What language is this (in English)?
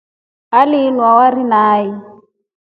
Rombo